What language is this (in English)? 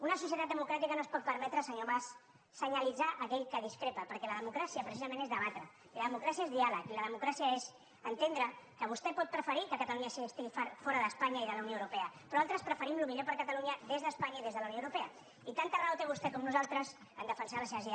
Catalan